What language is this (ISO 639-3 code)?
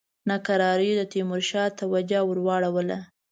pus